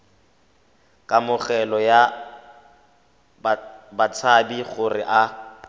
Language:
Tswana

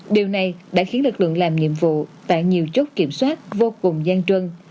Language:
Vietnamese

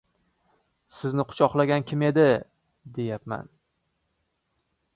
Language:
Uzbek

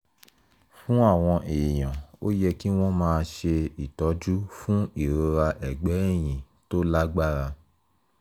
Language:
Yoruba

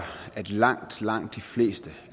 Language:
Danish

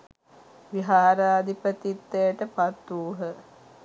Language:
Sinhala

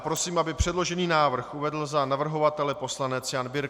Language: Czech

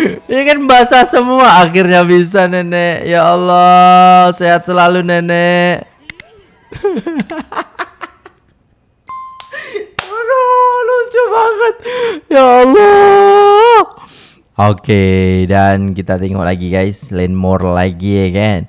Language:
Indonesian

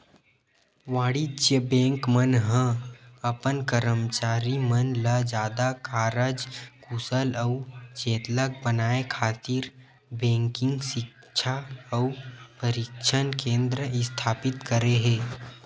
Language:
Chhattisgarhi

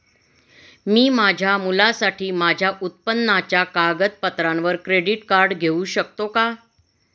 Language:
Marathi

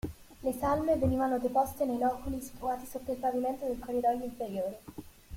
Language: Italian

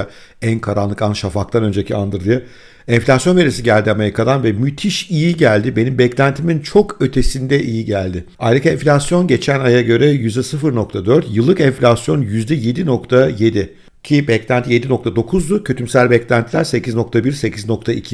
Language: Turkish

